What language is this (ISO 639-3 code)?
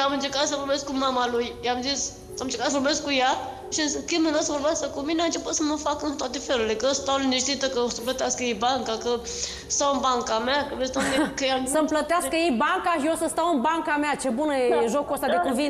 ron